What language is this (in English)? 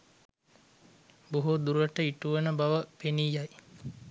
Sinhala